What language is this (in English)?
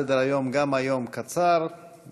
Hebrew